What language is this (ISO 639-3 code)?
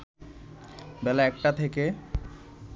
ben